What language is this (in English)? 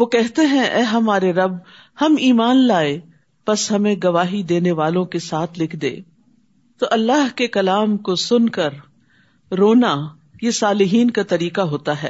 Urdu